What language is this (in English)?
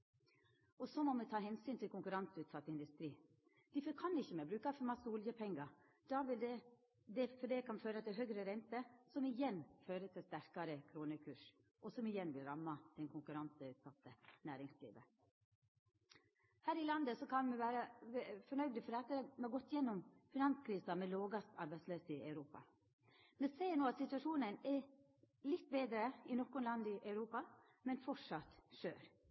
Norwegian Nynorsk